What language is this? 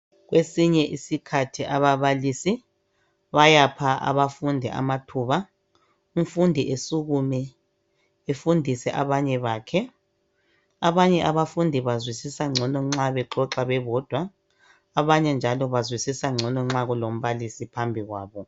North Ndebele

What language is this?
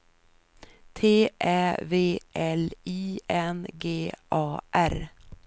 Swedish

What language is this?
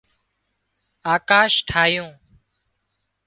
Wadiyara Koli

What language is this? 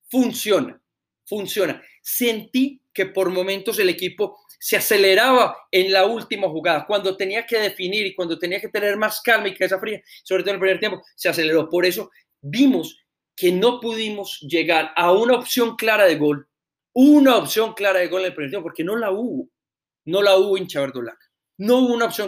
Spanish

